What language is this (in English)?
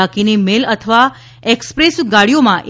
Gujarati